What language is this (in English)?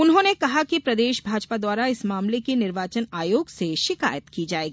Hindi